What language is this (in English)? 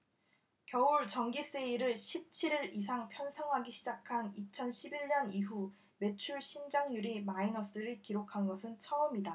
Korean